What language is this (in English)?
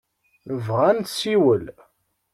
Kabyle